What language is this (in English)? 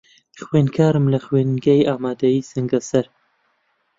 Central Kurdish